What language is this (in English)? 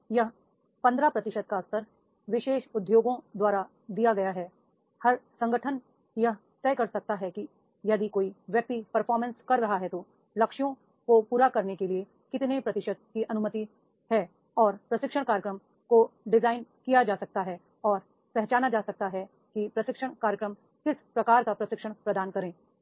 Hindi